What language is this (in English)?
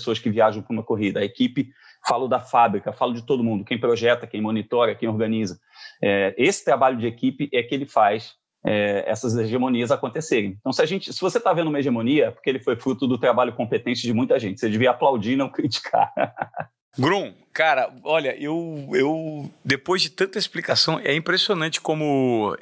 Portuguese